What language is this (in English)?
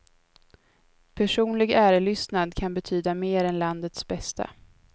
Swedish